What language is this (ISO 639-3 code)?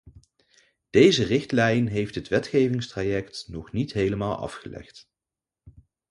nld